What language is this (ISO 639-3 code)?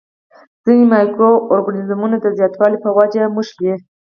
pus